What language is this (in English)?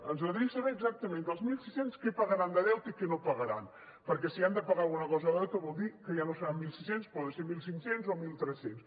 Catalan